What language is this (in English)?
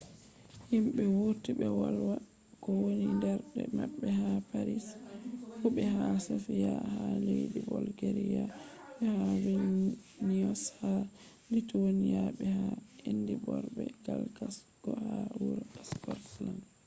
Fula